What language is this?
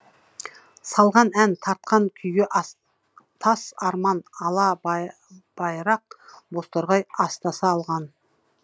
Kazakh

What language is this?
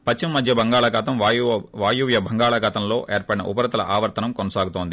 Telugu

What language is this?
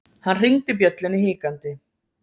Icelandic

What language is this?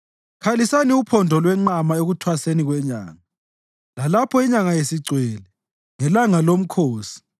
North Ndebele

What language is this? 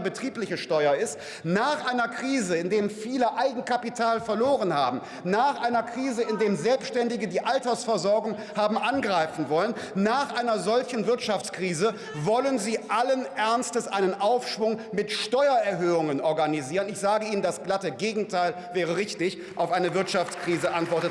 German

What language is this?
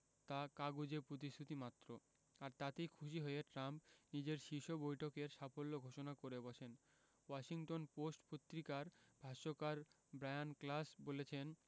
Bangla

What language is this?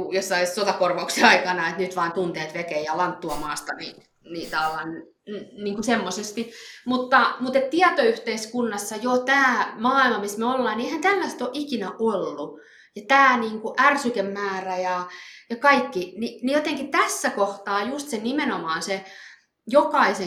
Finnish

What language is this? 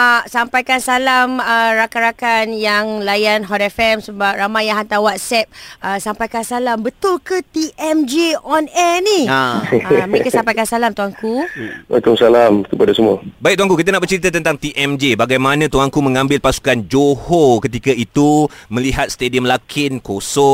Malay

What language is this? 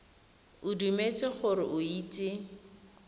Tswana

